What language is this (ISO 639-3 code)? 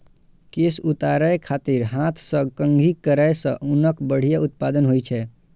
mai